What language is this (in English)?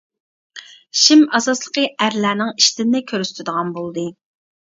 Uyghur